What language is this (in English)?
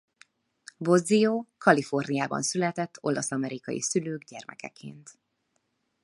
Hungarian